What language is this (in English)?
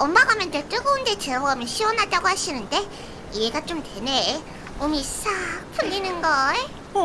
Korean